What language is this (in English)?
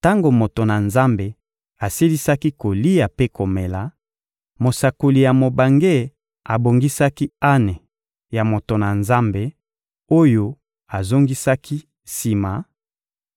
Lingala